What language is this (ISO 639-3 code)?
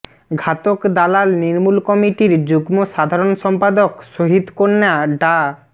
ben